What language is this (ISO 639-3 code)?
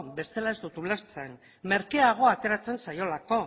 eus